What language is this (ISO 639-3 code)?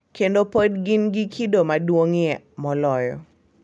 luo